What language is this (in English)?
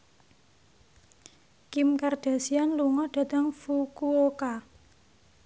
Javanese